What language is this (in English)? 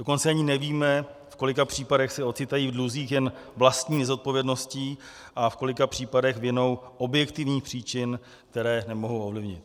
Czech